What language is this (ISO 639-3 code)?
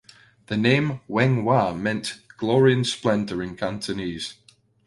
eng